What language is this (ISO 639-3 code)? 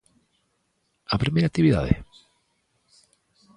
glg